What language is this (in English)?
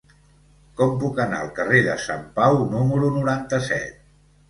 Catalan